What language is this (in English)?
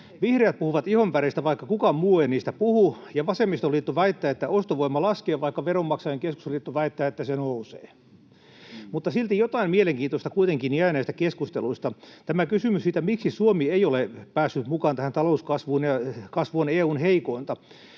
Finnish